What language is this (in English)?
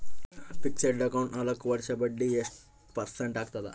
Kannada